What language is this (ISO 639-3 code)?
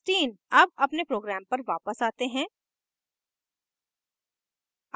hin